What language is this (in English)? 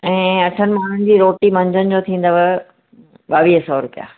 Sindhi